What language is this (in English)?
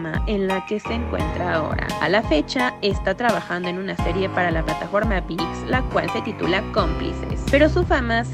Spanish